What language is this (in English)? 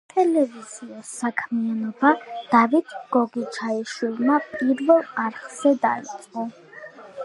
Georgian